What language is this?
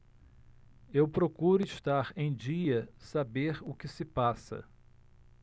Portuguese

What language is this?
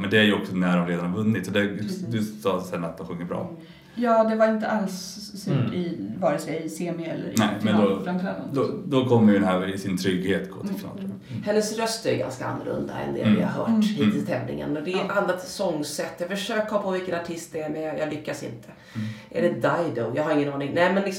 Swedish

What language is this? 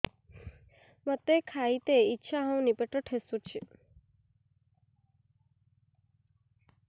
Odia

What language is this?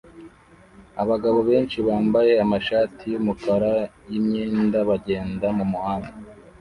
Kinyarwanda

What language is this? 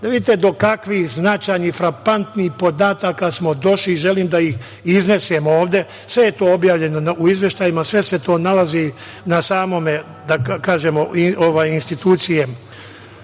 Serbian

